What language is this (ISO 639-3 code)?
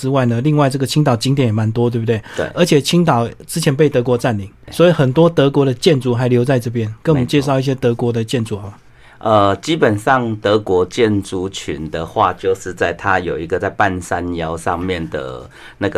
zho